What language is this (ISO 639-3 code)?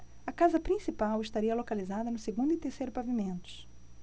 por